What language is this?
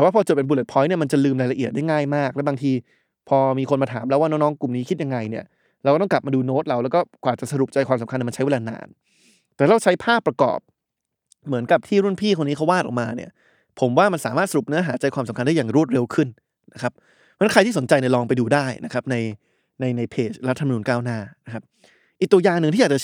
Thai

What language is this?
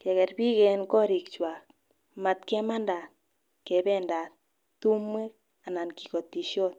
Kalenjin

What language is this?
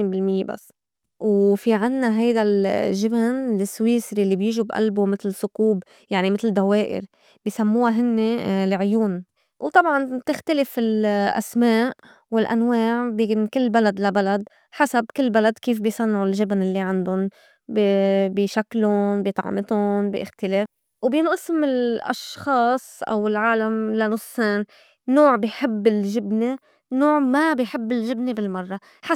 North Levantine Arabic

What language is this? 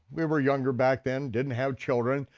English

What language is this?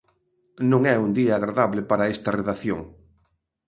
Galician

